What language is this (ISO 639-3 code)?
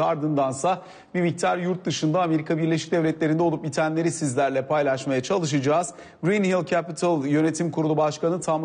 tur